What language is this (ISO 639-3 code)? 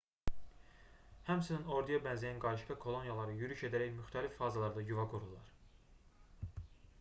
aze